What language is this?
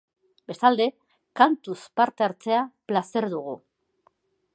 Basque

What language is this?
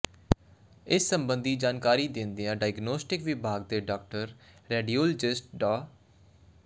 Punjabi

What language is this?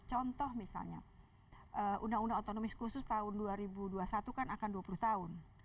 Indonesian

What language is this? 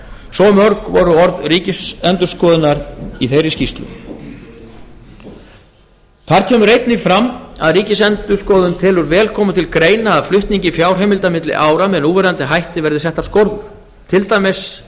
Icelandic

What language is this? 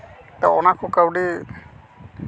Santali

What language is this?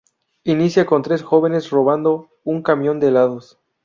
Spanish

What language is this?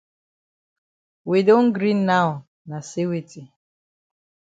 Cameroon Pidgin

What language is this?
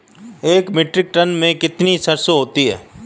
Hindi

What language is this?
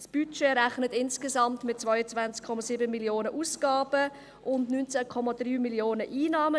Swiss German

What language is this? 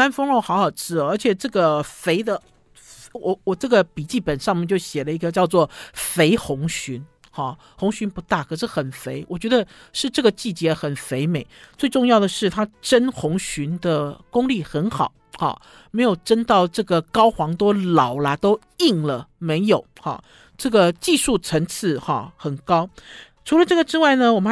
Chinese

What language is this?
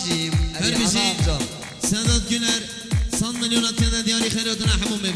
Arabic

